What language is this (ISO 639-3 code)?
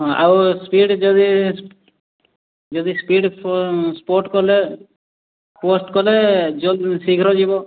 ori